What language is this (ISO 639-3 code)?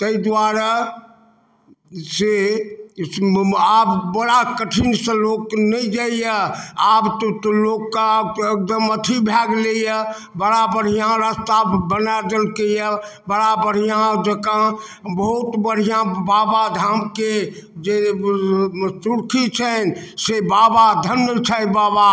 mai